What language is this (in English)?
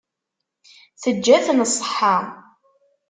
Kabyle